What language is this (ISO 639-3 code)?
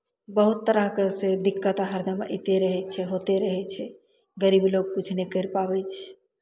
mai